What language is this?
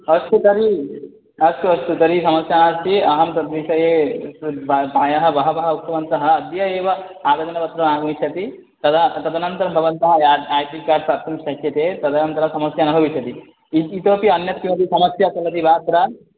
Sanskrit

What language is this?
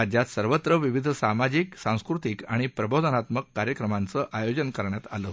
Marathi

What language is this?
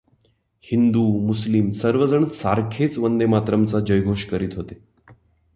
Marathi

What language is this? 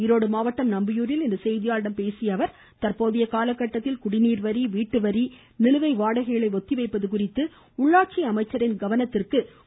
Tamil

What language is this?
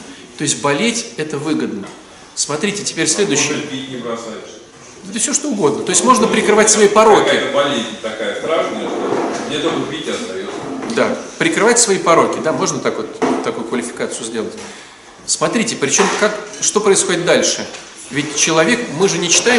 Russian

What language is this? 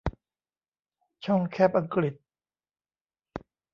Thai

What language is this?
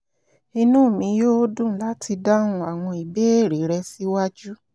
Yoruba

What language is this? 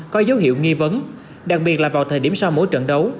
Vietnamese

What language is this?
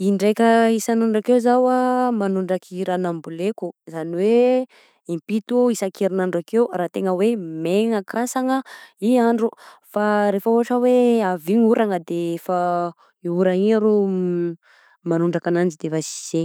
Southern Betsimisaraka Malagasy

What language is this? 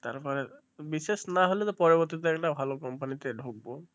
Bangla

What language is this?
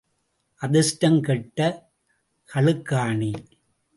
Tamil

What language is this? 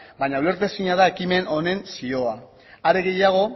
Basque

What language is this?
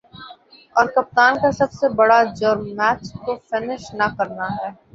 Urdu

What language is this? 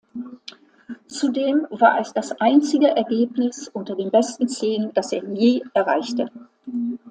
German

